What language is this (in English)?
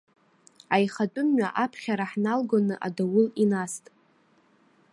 Abkhazian